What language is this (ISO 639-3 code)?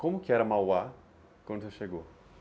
por